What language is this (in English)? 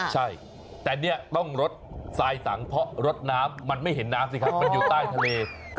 Thai